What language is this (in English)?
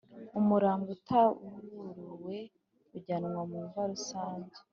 Kinyarwanda